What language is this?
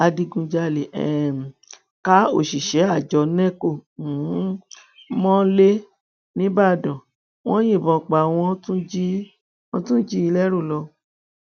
Yoruba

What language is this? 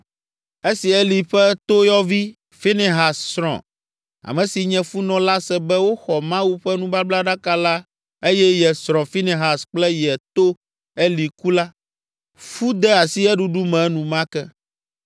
Ewe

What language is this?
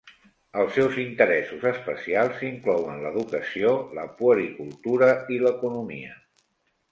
Catalan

